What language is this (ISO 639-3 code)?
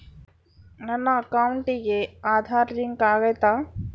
kan